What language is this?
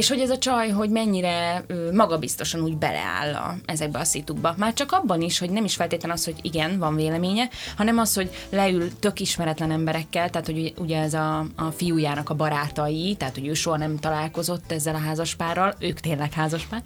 Hungarian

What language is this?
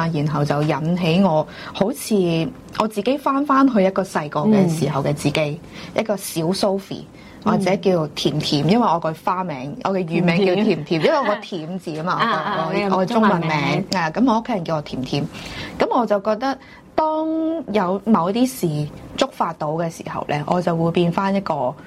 Chinese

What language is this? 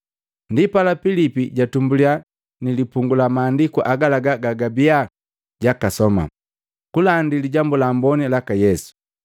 Matengo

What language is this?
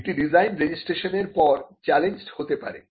Bangla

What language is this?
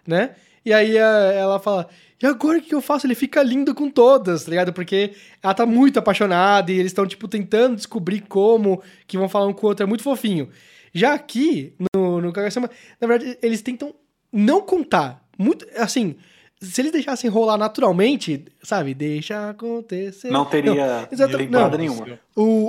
Portuguese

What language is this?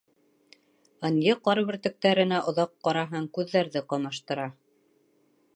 Bashkir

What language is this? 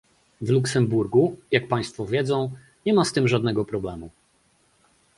Polish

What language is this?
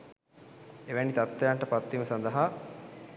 Sinhala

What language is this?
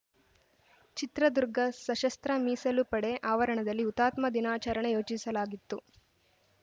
Kannada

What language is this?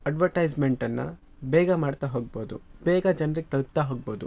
Kannada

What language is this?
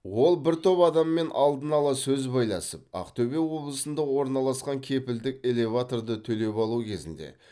Kazakh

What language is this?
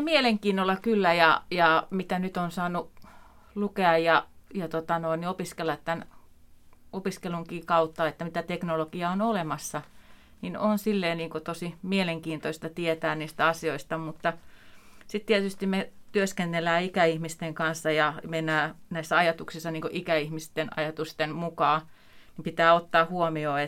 Finnish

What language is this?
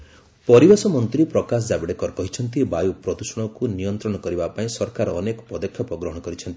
Odia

